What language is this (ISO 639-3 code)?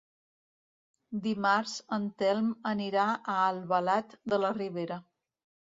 cat